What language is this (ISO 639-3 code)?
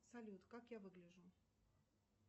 rus